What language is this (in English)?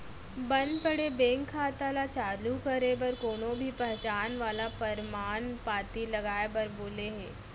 Chhattisgarhi